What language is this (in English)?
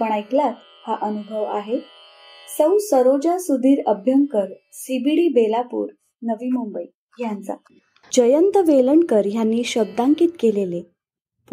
Marathi